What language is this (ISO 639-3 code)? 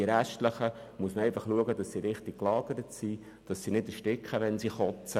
gsw